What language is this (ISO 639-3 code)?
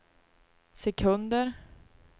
swe